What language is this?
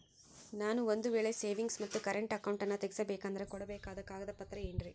Kannada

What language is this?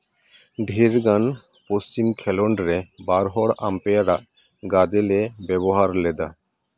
Santali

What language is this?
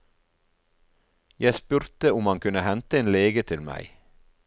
Norwegian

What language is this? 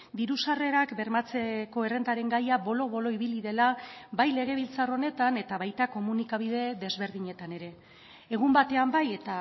Basque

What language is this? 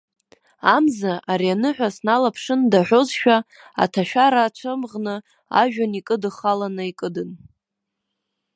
Abkhazian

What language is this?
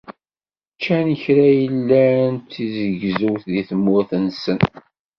Kabyle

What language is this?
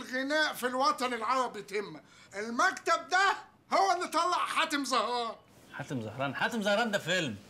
Arabic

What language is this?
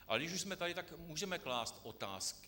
Czech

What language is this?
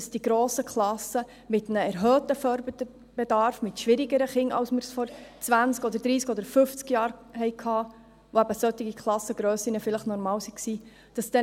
Swiss German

